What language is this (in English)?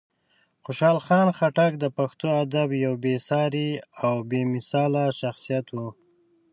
Pashto